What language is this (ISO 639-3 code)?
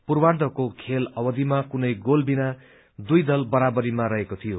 nep